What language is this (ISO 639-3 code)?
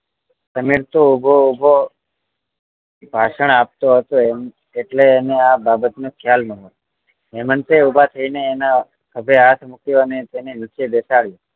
guj